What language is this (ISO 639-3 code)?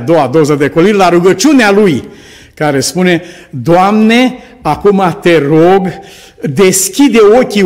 ron